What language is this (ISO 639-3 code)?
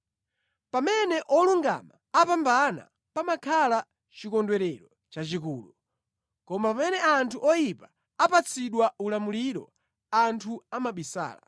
nya